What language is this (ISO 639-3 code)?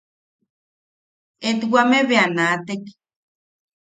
yaq